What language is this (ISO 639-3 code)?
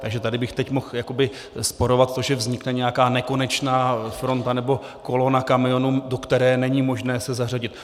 ces